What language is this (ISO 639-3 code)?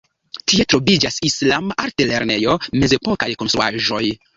epo